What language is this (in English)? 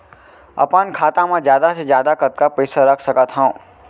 Chhattisgarhi